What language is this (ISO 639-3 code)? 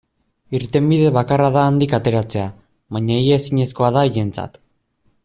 eus